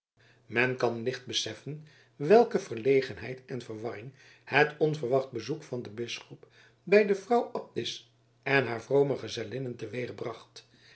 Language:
Dutch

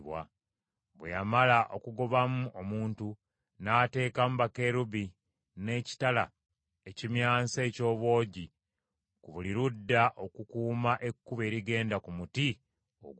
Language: Ganda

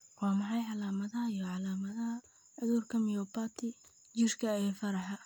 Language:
Somali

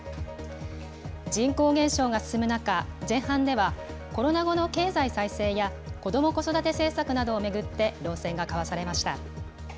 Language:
Japanese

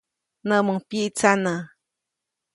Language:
Copainalá Zoque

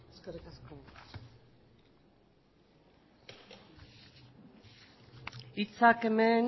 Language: Basque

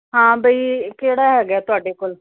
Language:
Punjabi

